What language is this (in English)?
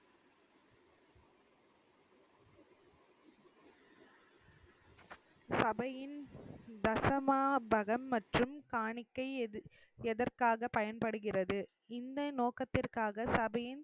Tamil